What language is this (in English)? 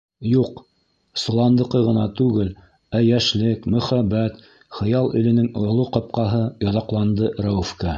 Bashkir